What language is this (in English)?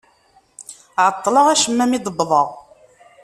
Kabyle